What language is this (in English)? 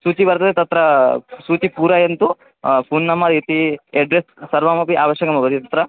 Sanskrit